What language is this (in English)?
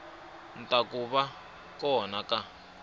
Tsonga